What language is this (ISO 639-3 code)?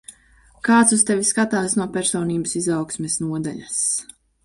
lav